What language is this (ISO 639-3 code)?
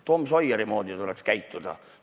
est